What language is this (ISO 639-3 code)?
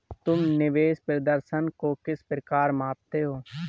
hin